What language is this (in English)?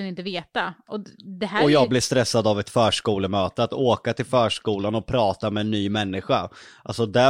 Swedish